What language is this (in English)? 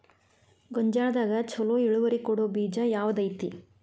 Kannada